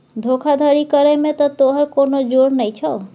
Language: Maithili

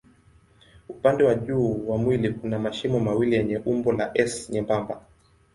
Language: Swahili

